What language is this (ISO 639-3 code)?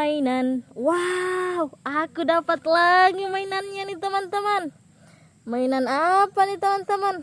ind